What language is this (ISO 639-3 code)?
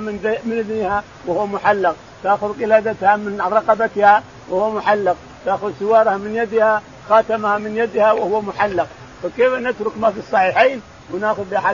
ara